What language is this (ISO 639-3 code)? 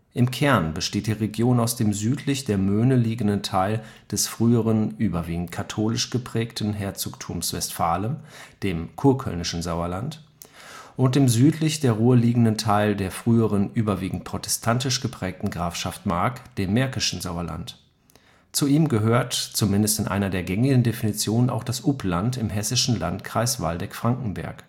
deu